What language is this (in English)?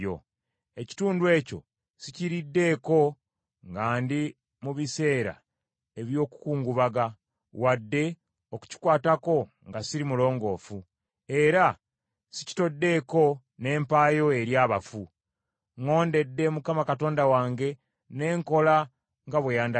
Ganda